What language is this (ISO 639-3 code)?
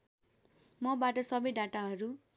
nep